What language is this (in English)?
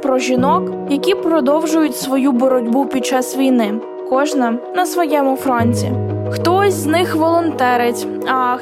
Ukrainian